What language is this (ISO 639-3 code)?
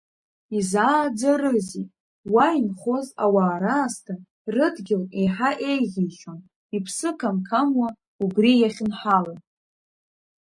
abk